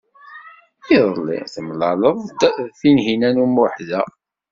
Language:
Kabyle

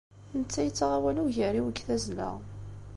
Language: Kabyle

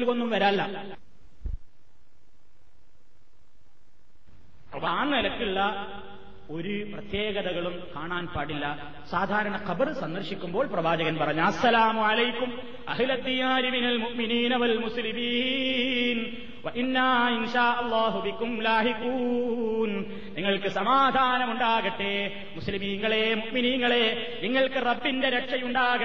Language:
Malayalam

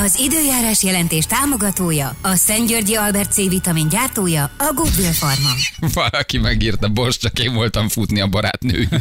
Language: Hungarian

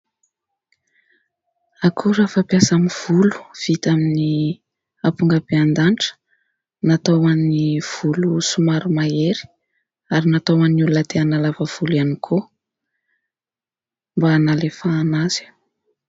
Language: Malagasy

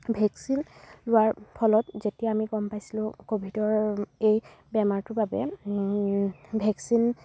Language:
Assamese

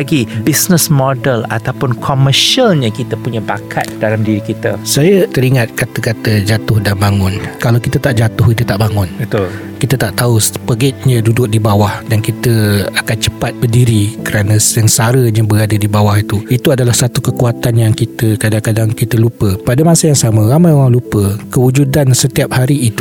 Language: Malay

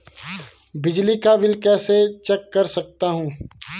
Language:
Hindi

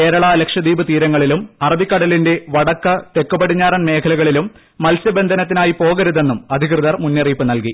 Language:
Malayalam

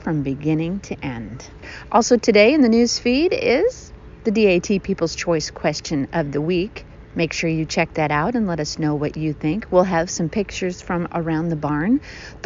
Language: English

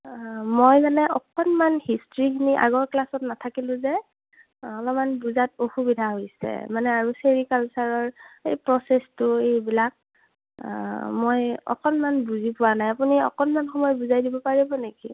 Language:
Assamese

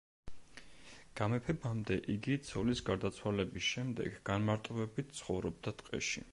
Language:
Georgian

